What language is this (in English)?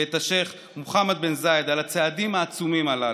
Hebrew